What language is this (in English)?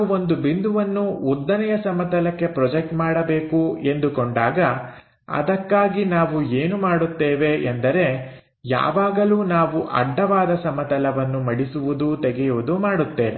Kannada